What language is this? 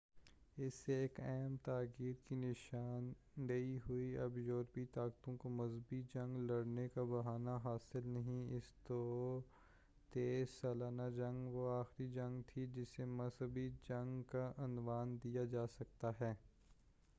Urdu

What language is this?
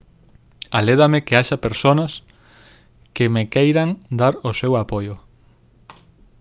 Galician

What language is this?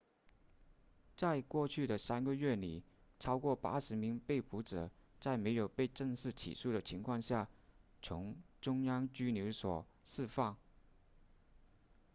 Chinese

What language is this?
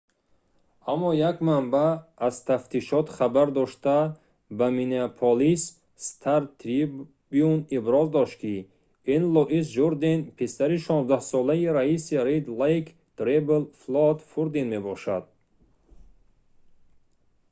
Tajik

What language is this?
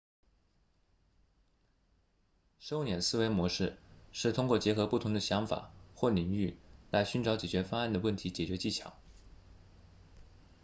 Chinese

